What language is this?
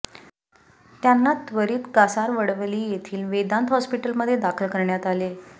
Marathi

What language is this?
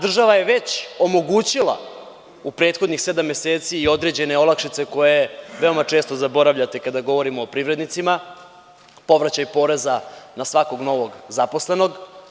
Serbian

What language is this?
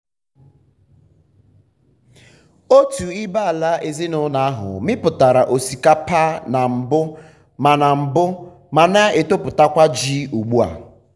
Igbo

